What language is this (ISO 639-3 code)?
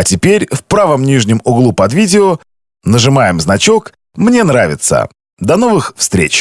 rus